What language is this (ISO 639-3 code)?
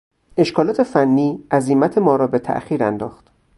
fas